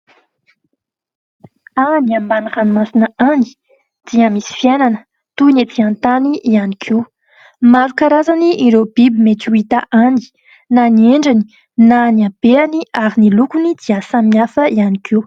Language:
Malagasy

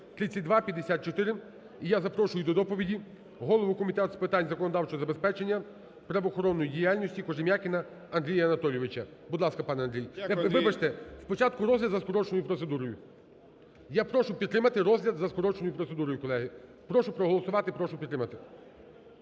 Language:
Ukrainian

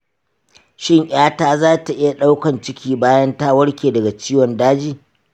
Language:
Hausa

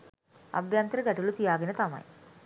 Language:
Sinhala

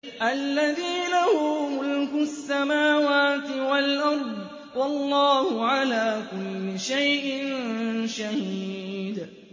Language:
Arabic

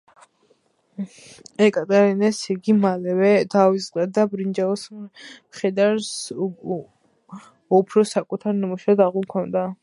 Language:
Georgian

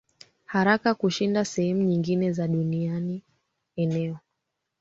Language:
Swahili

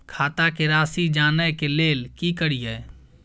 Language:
Maithili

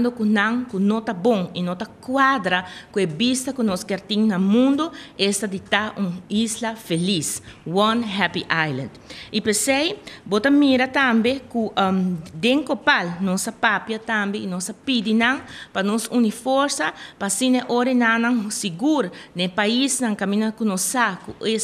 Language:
Portuguese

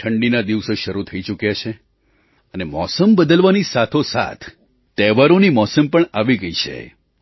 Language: Gujarati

